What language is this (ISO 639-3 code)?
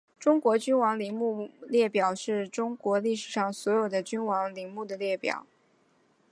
zho